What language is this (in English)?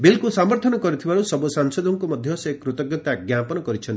Odia